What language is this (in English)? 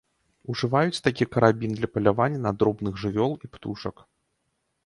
Belarusian